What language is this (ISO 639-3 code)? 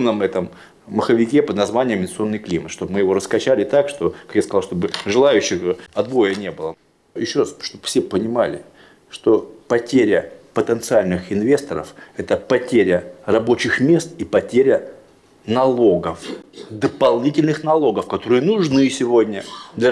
rus